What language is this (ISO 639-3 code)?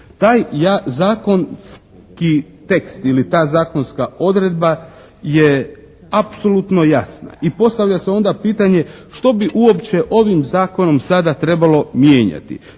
hrv